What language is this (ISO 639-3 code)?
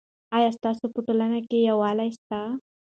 pus